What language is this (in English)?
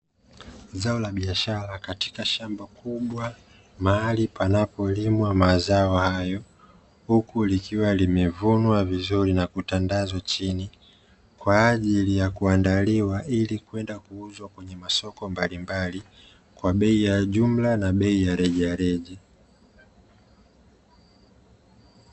Swahili